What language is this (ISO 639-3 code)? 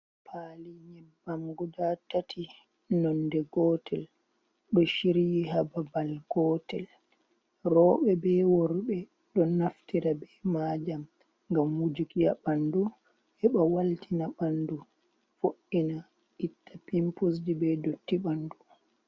ful